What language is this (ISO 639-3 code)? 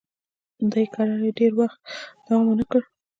pus